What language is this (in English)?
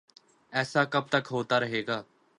Urdu